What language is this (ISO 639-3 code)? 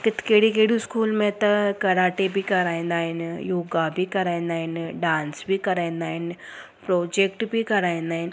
snd